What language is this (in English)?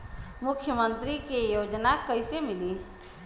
Bhojpuri